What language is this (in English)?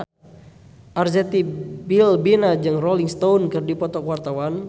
Sundanese